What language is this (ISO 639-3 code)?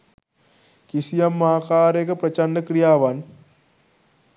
sin